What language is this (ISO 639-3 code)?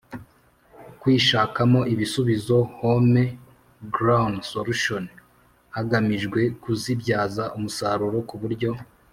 kin